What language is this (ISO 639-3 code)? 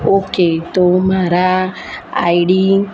guj